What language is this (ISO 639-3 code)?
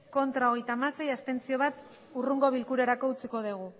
eus